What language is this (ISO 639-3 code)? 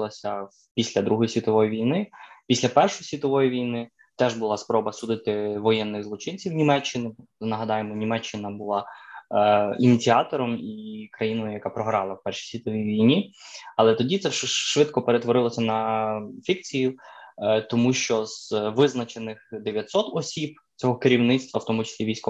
ukr